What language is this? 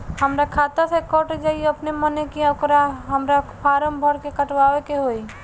Bhojpuri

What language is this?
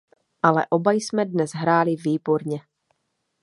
Czech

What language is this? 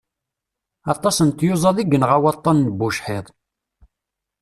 Kabyle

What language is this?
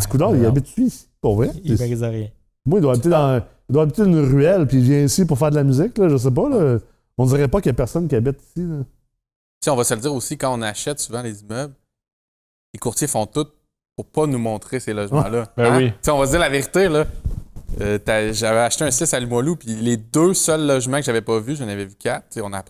French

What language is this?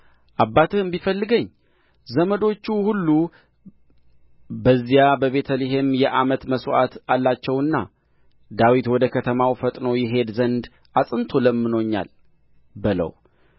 Amharic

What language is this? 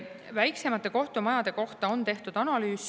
Estonian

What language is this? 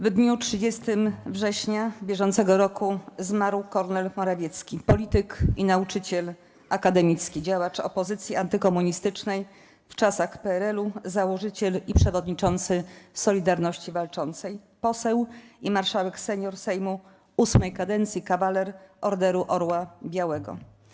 Polish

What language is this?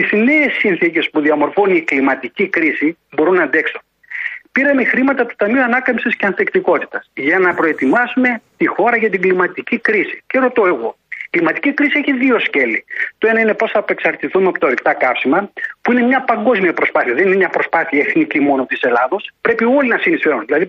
Greek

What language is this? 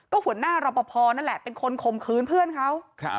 Thai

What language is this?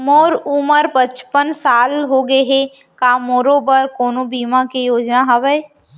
Chhattisgarhi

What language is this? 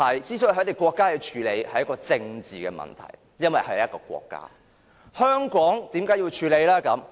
Cantonese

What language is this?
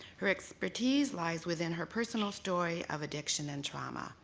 English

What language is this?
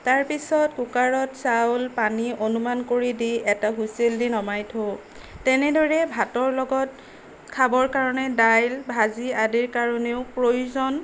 Assamese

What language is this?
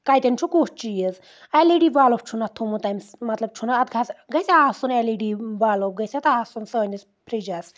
Kashmiri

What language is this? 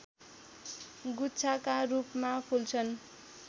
Nepali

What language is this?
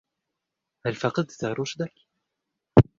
Arabic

